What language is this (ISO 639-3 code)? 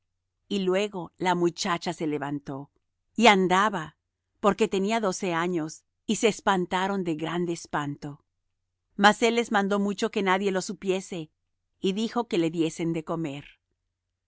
spa